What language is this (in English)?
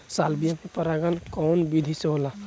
Bhojpuri